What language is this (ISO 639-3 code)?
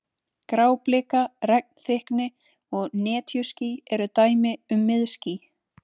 isl